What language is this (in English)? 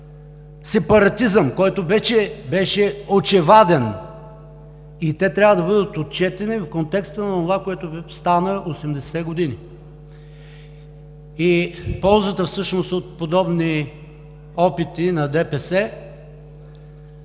Bulgarian